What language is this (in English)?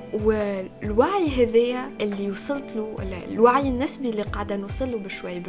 Arabic